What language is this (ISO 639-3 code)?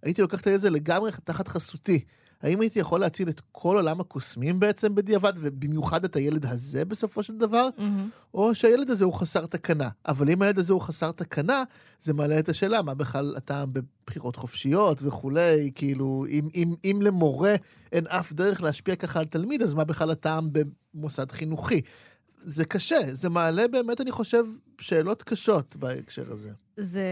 heb